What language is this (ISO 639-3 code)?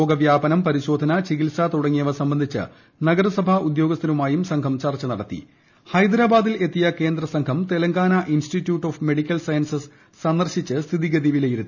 mal